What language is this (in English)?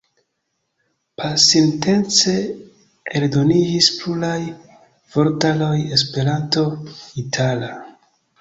Esperanto